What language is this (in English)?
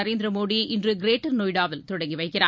Tamil